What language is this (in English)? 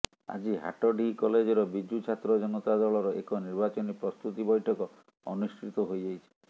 Odia